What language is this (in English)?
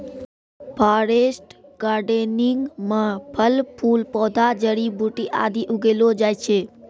Maithili